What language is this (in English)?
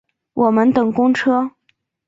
Chinese